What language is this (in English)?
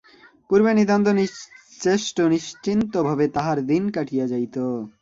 Bangla